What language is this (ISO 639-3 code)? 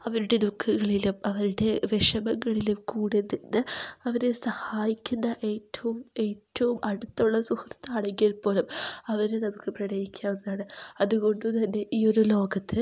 mal